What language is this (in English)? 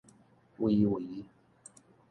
Min Nan Chinese